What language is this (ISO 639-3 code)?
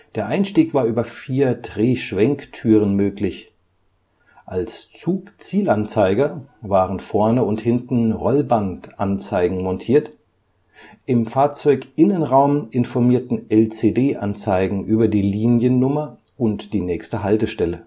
deu